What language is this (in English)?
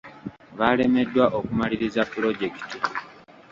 Ganda